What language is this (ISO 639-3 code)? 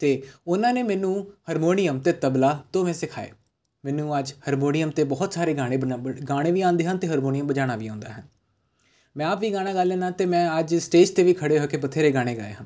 pan